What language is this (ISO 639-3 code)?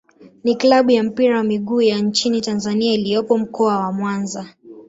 swa